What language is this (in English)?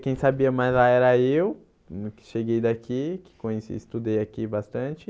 Portuguese